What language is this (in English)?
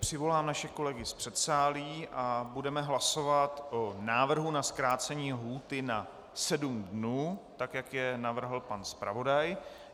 Czech